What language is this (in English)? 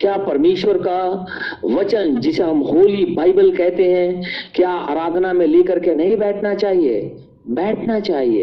Hindi